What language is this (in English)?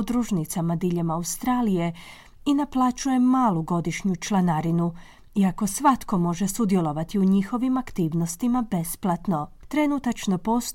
Croatian